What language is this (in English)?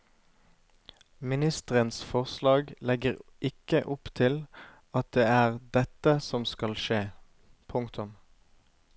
Norwegian